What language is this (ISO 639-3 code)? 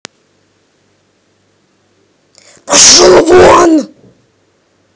rus